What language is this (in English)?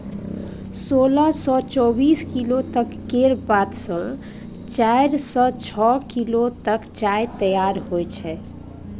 Maithili